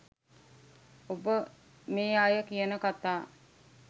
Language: Sinhala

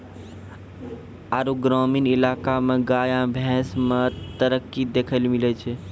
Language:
Maithili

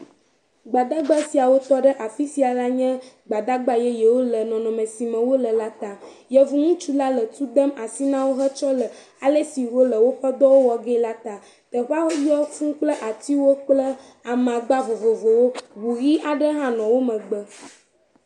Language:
Ewe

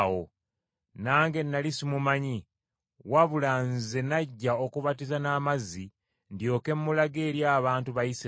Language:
Ganda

